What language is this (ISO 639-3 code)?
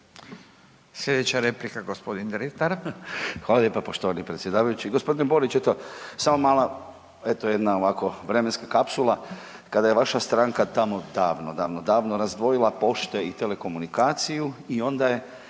hrv